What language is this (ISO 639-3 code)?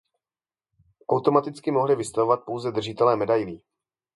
ces